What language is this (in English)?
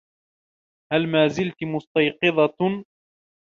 Arabic